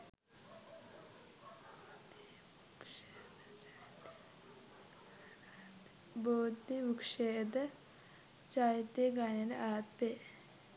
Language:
Sinhala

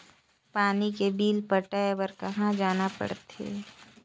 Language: Chhattisgarhi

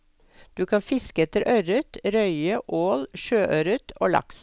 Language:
Norwegian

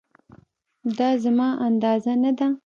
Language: Pashto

